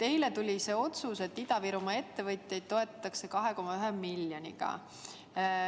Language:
Estonian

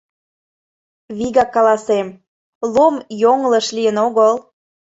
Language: Mari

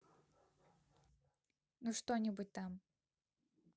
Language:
Russian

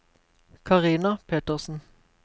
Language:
Norwegian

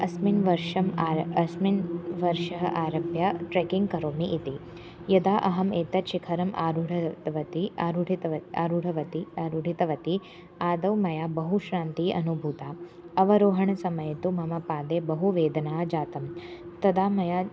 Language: Sanskrit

